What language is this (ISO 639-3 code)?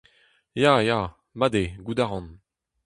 bre